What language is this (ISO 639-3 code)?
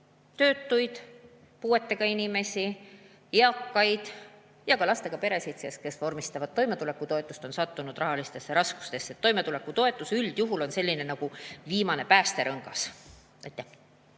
est